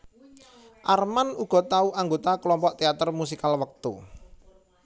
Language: Javanese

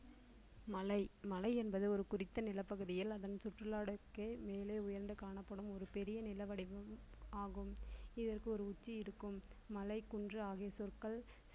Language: Tamil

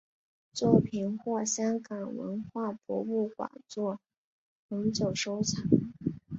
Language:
Chinese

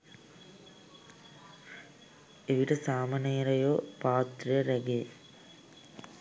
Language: Sinhala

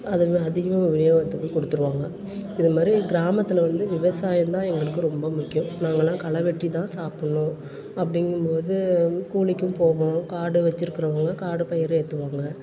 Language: Tamil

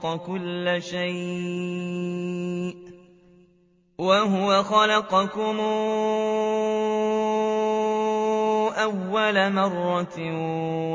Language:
Arabic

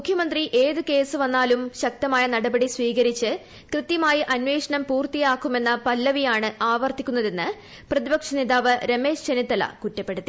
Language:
Malayalam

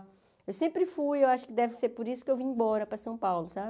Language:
Portuguese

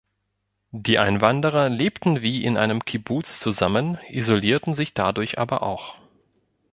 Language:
German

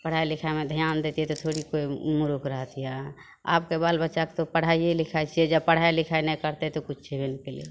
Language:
Maithili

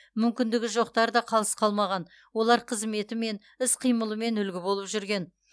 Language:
Kazakh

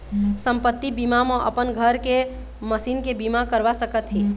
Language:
Chhattisgarhi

